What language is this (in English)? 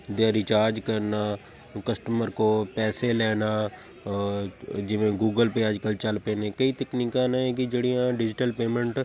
Punjabi